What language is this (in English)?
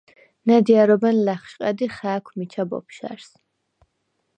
Svan